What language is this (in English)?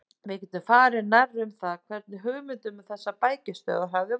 Icelandic